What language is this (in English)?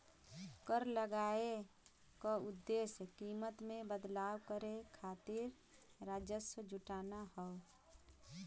Bhojpuri